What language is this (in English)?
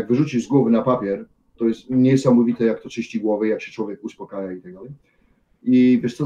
Polish